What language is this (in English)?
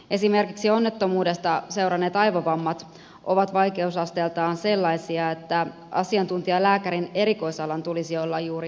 Finnish